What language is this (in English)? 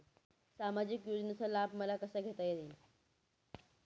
Marathi